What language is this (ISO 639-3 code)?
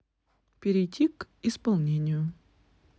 rus